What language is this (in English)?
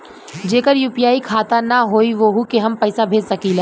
Bhojpuri